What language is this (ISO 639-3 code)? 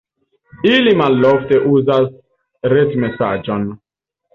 epo